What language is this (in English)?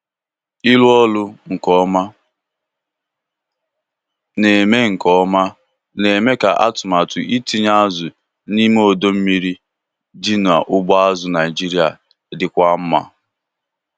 Igbo